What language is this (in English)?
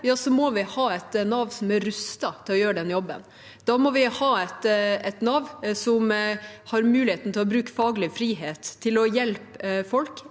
Norwegian